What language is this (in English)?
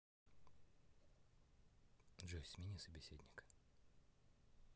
Russian